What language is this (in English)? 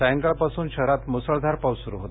Marathi